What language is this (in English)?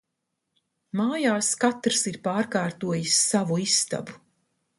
Latvian